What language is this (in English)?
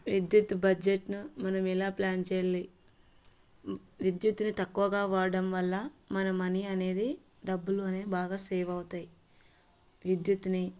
Telugu